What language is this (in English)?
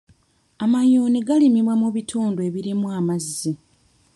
Ganda